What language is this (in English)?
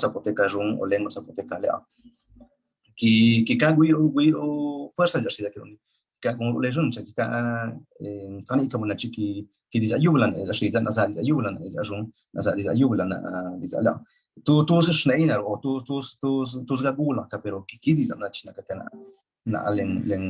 Italian